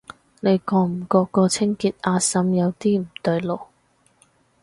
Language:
Cantonese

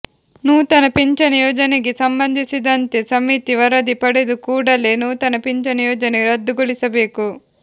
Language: Kannada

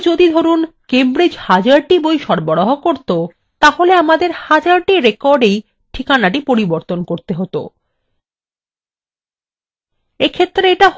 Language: Bangla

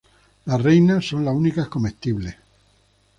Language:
Spanish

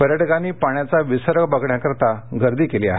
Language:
Marathi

